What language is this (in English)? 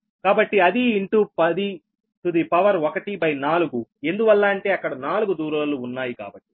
Telugu